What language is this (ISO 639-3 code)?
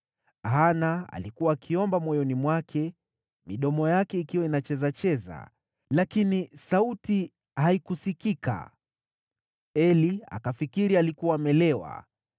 swa